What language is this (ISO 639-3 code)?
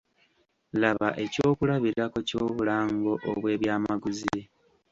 lug